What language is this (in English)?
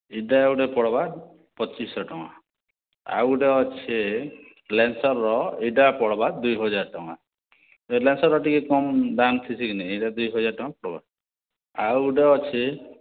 Odia